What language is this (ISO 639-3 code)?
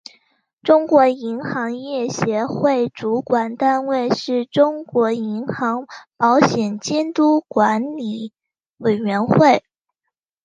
zho